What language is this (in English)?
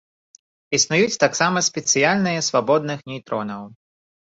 Belarusian